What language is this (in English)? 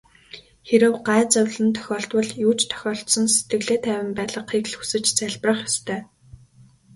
Mongolian